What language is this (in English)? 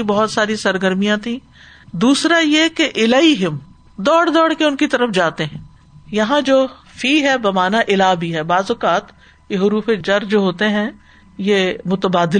Urdu